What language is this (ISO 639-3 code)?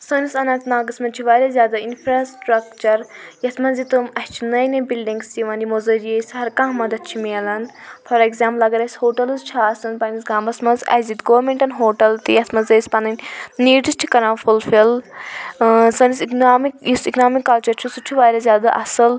kas